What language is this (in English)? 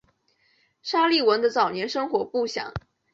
Chinese